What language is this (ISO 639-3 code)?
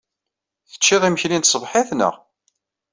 kab